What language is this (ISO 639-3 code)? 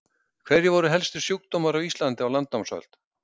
isl